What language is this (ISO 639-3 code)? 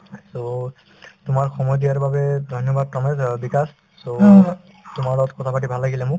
asm